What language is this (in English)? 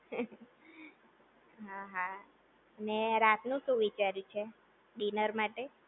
Gujarati